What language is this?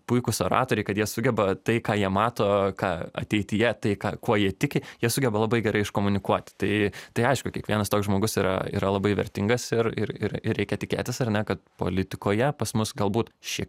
Lithuanian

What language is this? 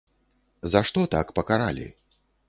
Belarusian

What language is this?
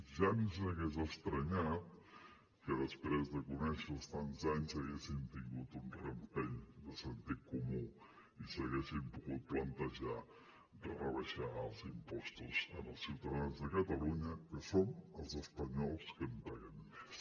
Catalan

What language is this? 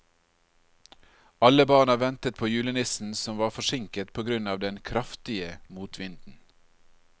Norwegian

